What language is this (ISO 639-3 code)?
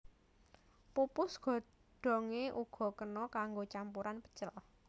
jav